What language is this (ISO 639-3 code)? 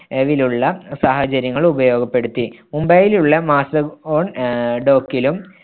mal